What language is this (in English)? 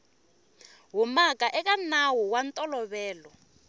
Tsonga